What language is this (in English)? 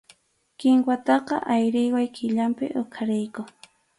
Arequipa-La Unión Quechua